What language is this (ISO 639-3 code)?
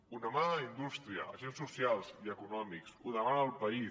cat